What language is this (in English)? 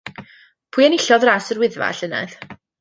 Welsh